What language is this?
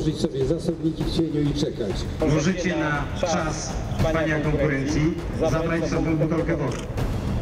Polish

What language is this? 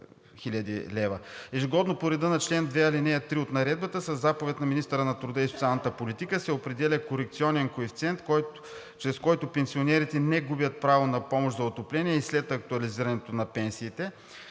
Bulgarian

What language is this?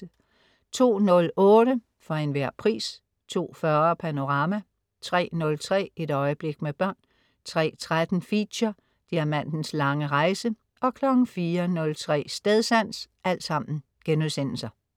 Danish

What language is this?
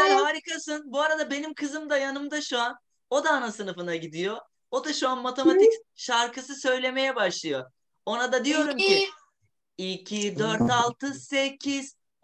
Turkish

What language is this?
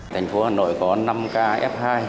Vietnamese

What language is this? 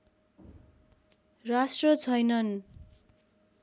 Nepali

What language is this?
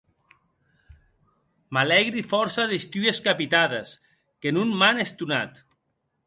Occitan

